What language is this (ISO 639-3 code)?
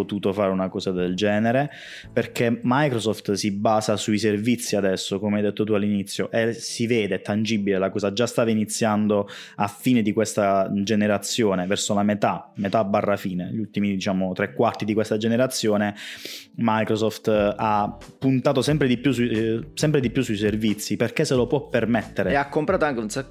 ita